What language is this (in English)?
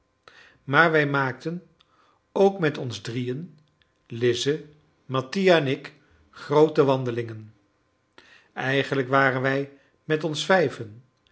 Dutch